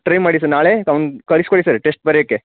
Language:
Kannada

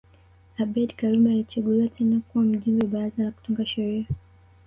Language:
Swahili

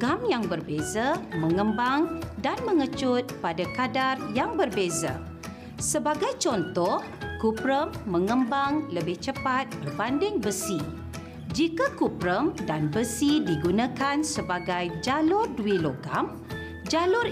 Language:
Malay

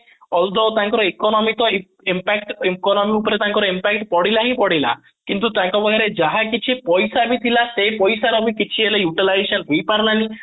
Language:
Odia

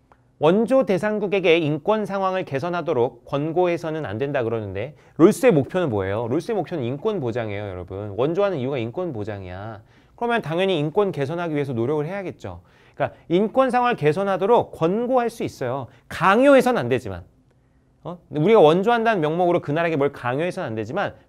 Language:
Korean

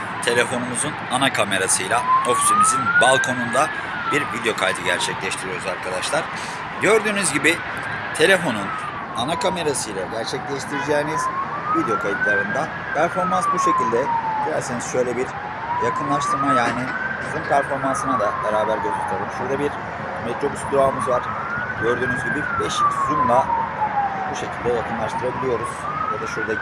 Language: Turkish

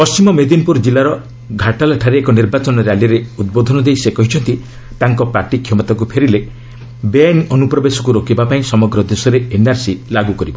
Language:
Odia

